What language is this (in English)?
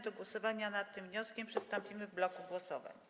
Polish